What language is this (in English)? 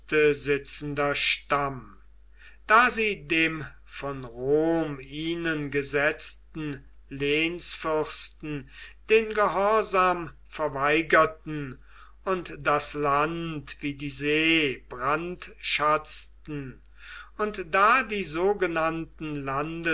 German